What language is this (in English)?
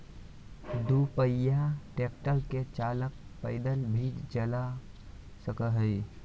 Magahi